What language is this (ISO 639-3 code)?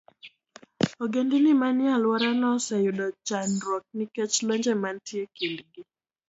luo